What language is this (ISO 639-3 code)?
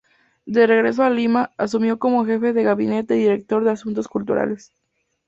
spa